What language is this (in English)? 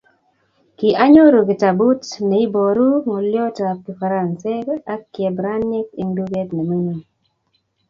Kalenjin